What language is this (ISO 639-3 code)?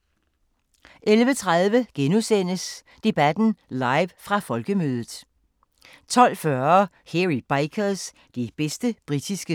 dan